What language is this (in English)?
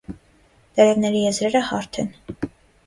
Armenian